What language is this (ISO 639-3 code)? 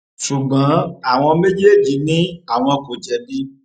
yor